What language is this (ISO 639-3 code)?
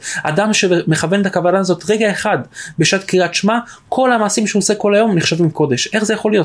heb